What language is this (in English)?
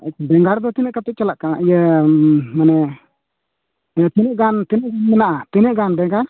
Santali